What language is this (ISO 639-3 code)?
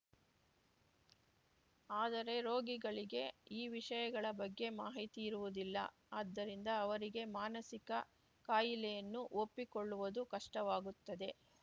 kan